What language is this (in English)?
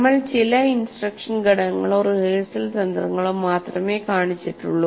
Malayalam